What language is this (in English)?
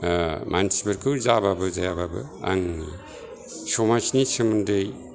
Bodo